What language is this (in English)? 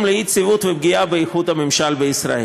Hebrew